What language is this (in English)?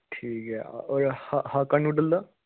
Dogri